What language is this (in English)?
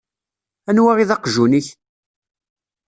Kabyle